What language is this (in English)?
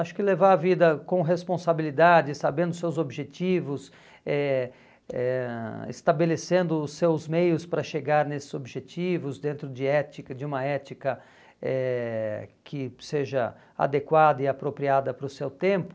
Portuguese